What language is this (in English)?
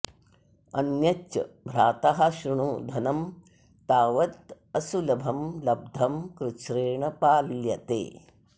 Sanskrit